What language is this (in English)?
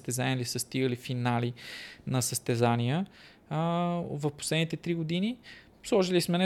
Bulgarian